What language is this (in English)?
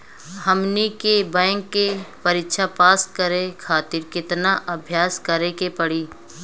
Bhojpuri